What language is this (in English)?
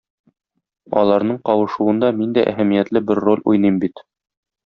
Tatar